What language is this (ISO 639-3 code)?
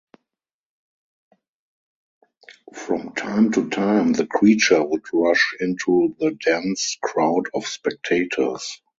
eng